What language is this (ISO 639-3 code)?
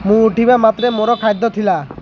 ori